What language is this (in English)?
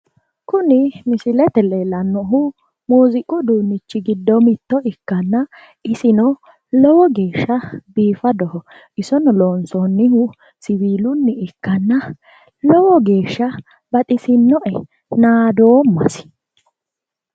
Sidamo